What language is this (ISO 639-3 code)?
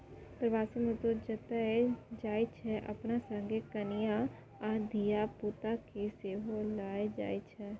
mai